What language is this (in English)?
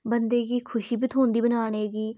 Dogri